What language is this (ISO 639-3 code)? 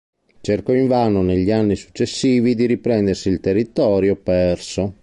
ita